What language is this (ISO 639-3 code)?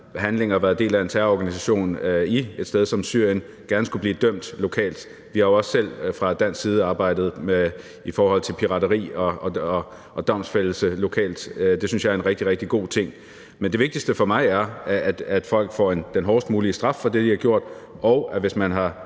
dan